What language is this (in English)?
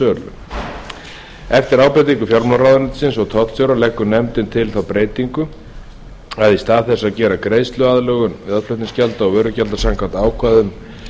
Icelandic